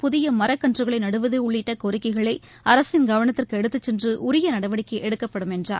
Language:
Tamil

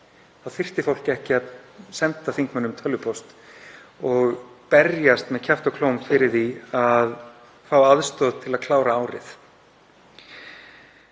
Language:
Icelandic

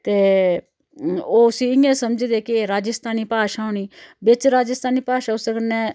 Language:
Dogri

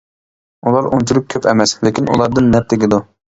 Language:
Uyghur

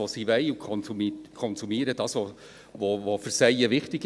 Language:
Swiss German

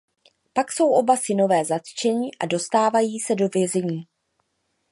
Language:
Czech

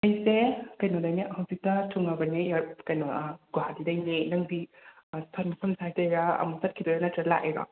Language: Manipuri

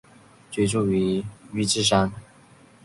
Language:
Chinese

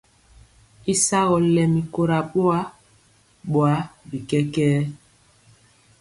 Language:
Mpiemo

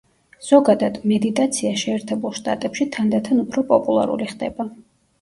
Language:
Georgian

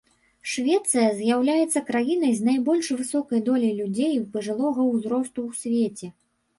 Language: Belarusian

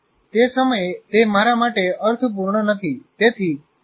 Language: Gujarati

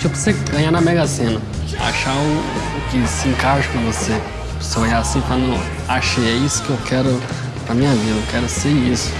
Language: Portuguese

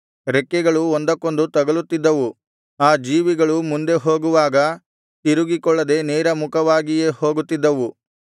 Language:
Kannada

